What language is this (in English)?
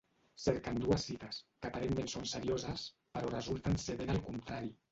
Catalan